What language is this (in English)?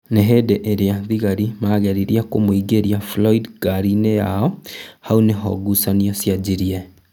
Kikuyu